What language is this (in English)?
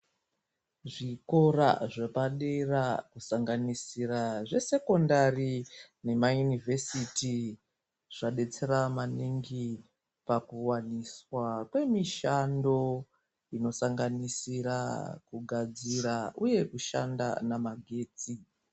Ndau